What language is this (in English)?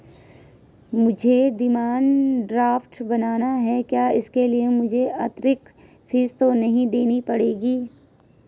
Hindi